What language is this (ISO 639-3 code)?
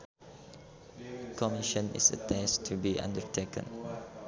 sun